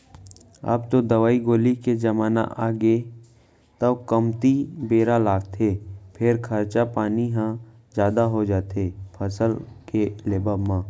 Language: Chhattisgarhi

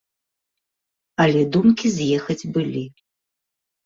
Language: Belarusian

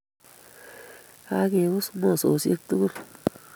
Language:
Kalenjin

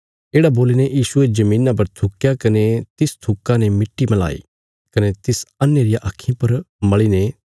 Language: Bilaspuri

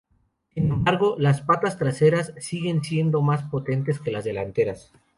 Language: Spanish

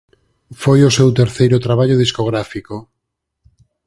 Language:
Galician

